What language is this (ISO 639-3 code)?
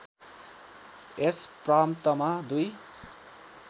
nep